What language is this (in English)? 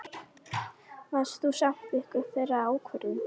Icelandic